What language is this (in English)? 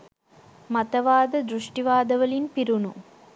Sinhala